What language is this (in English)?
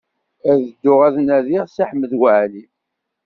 Kabyle